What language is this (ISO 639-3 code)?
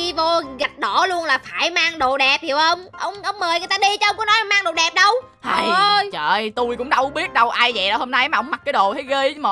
vie